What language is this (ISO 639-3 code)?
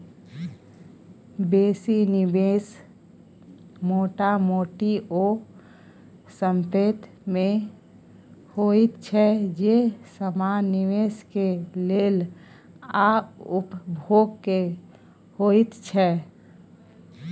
mai